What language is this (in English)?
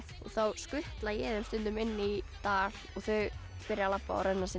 Icelandic